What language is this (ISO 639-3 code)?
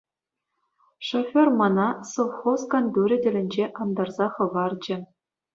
chv